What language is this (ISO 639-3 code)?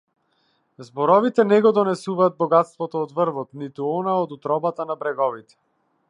mkd